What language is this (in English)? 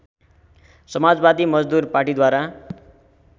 Nepali